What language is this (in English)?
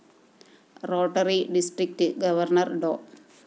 Malayalam